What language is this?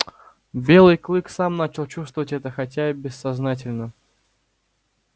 Russian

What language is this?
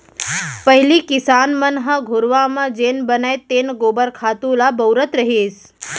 Chhattisgarhi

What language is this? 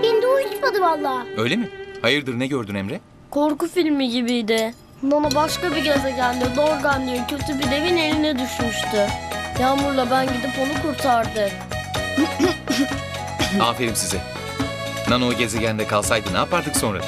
Turkish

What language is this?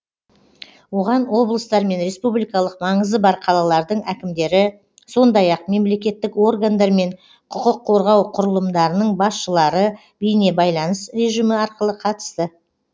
Kazakh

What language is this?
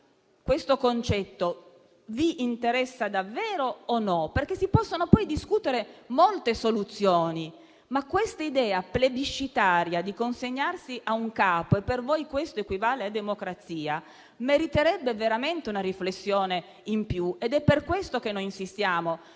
Italian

